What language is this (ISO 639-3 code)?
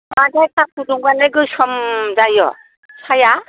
brx